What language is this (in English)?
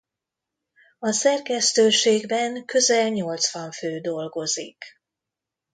Hungarian